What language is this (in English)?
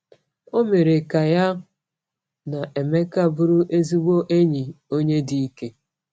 Igbo